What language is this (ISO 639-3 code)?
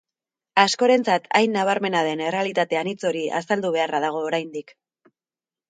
eus